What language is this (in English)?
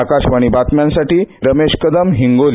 Marathi